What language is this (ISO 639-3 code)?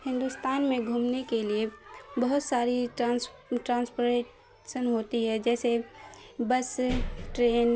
urd